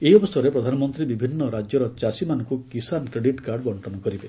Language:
Odia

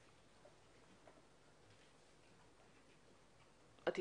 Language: Hebrew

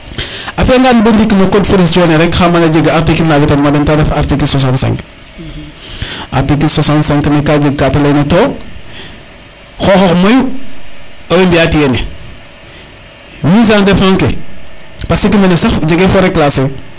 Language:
Serer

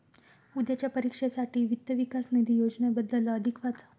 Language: Marathi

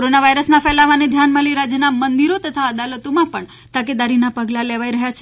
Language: Gujarati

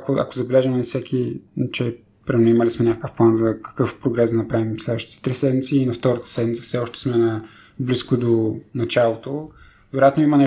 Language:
Bulgarian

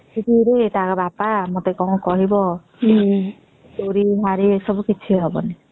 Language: Odia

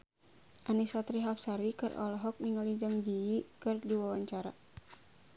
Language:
Sundanese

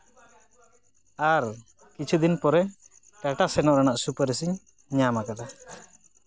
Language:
Santali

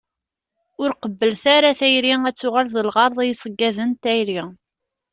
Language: Kabyle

